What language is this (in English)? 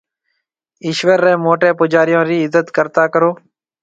Marwari (Pakistan)